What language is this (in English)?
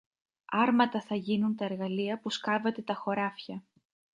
Greek